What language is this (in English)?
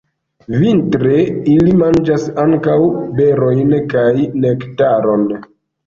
Esperanto